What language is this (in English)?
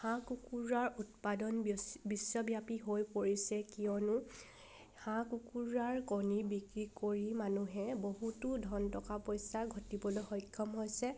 Assamese